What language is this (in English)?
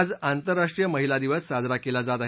Marathi